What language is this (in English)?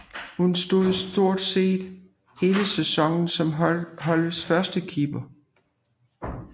Danish